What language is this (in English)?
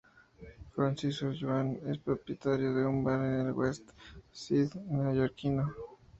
Spanish